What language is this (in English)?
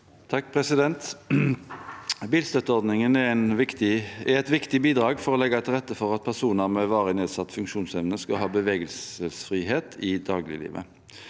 Norwegian